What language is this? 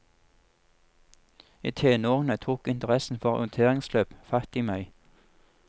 Norwegian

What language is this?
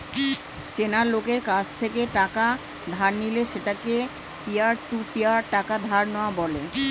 Bangla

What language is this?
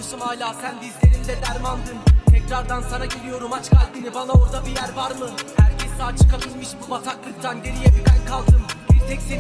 Turkish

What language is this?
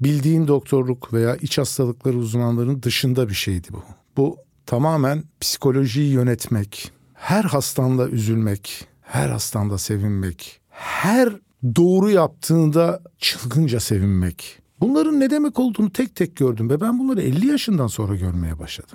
Turkish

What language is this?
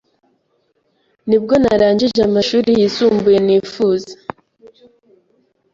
Kinyarwanda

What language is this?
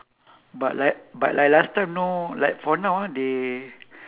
English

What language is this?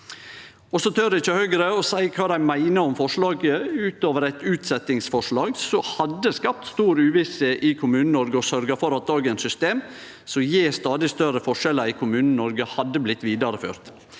Norwegian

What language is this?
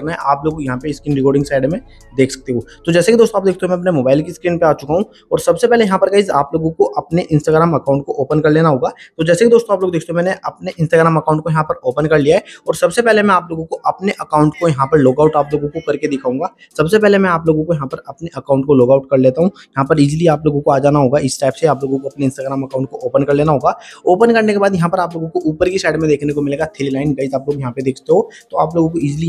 Hindi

